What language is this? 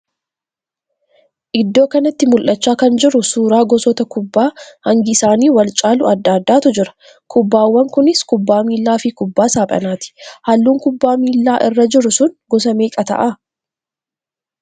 Oromo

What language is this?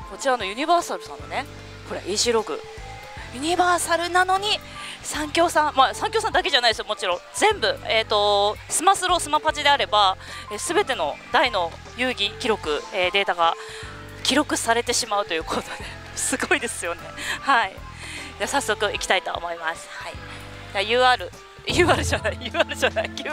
Japanese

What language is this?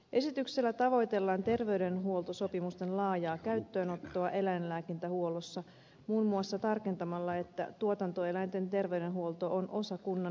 Finnish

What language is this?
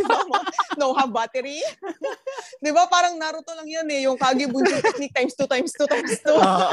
Filipino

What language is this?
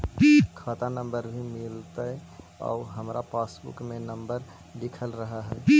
Magahi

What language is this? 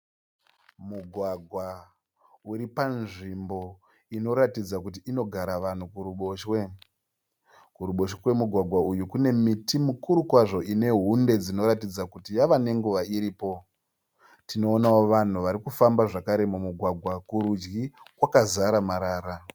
Shona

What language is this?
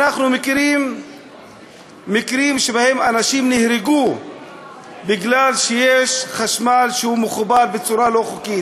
Hebrew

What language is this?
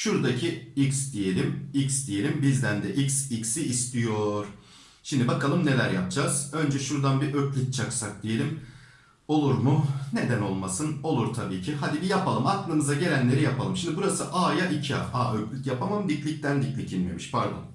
Turkish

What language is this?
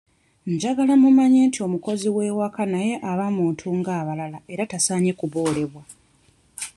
Ganda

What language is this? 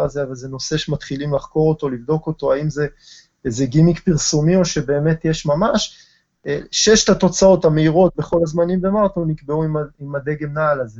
Hebrew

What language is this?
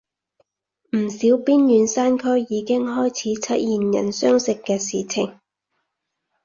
Cantonese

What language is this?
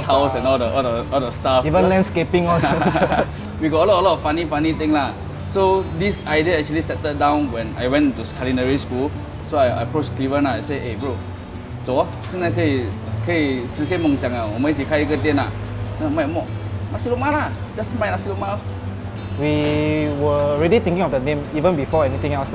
Indonesian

